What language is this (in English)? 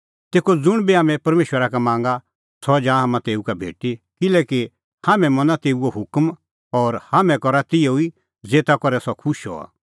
Kullu Pahari